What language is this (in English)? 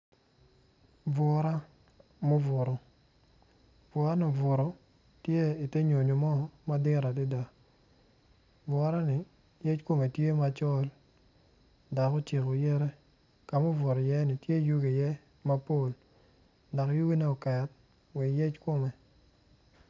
Acoli